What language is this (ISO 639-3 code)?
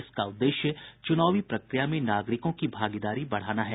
hin